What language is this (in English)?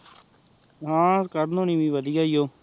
Punjabi